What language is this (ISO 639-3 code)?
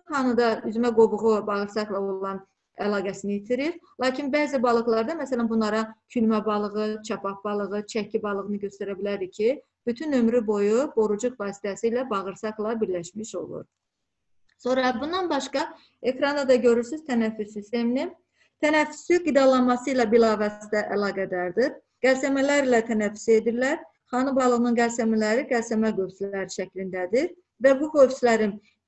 tur